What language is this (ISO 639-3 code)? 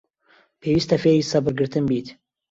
ckb